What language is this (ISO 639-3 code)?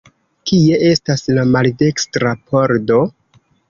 epo